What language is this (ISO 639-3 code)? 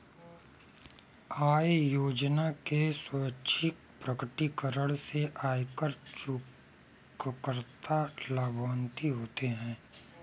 hin